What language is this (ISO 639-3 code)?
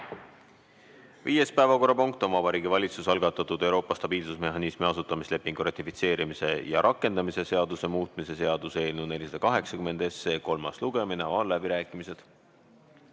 est